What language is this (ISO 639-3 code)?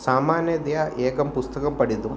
san